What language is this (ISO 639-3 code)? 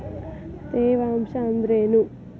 kan